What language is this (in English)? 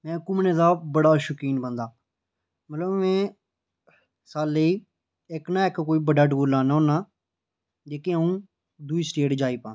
Dogri